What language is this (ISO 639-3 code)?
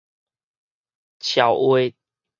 nan